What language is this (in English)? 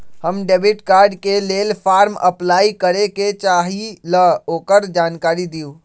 Magahi